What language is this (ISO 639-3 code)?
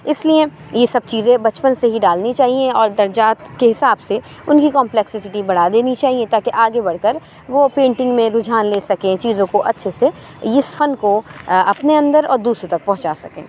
urd